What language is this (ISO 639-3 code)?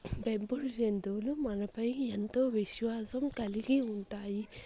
tel